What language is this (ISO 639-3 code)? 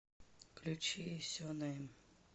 rus